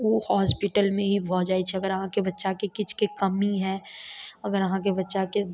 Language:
Maithili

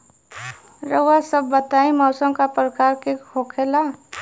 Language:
Bhojpuri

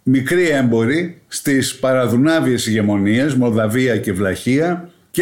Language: Greek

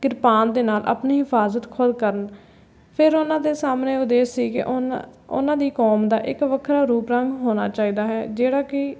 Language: Punjabi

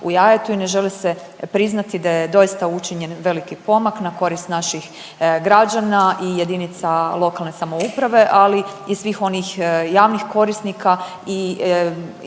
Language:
Croatian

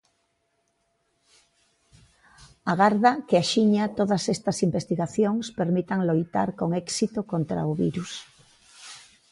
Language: Galician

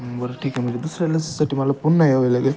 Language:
Marathi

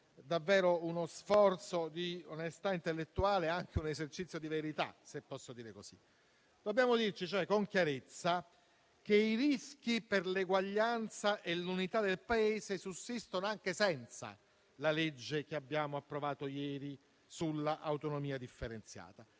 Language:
Italian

